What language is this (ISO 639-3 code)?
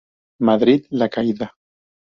spa